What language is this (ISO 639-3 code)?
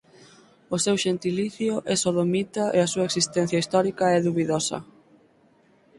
glg